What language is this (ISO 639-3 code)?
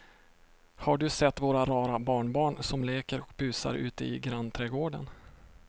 swe